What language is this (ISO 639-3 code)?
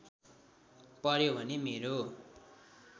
nep